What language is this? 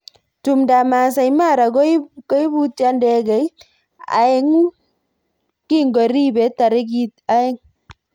Kalenjin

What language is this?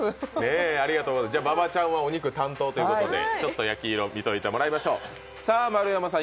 Japanese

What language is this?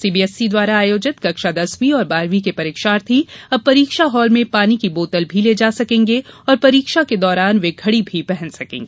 Hindi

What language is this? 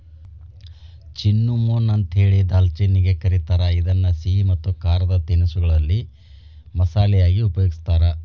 Kannada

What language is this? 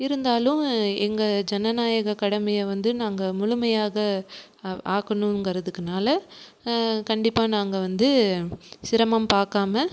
Tamil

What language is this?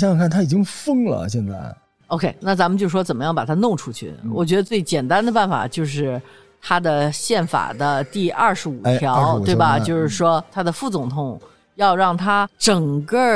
Chinese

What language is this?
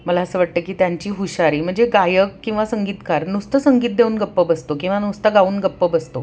Marathi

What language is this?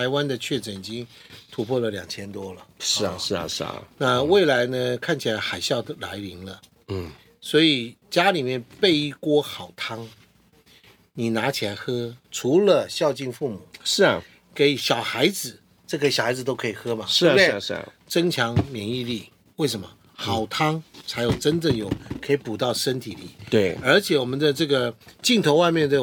Chinese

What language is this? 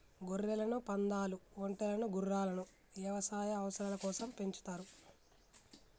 Telugu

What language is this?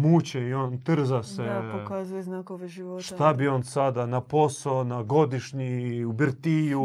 Croatian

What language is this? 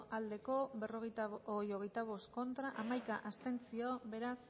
Basque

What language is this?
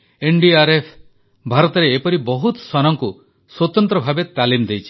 Odia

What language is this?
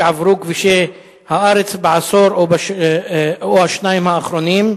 Hebrew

